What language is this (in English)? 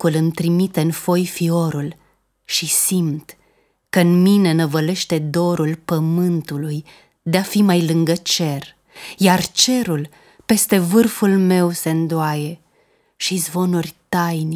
Romanian